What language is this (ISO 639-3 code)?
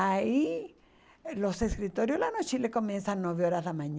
por